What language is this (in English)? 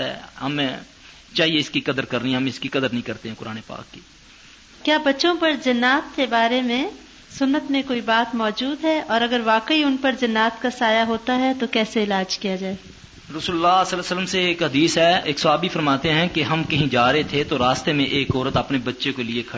Urdu